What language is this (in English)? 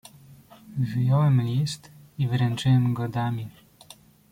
Polish